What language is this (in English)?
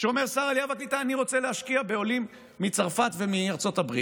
Hebrew